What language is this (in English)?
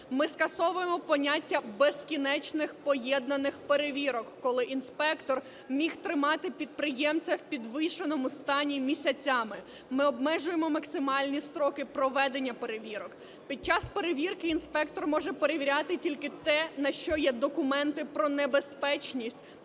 Ukrainian